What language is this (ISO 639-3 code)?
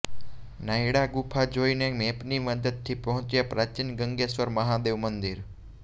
guj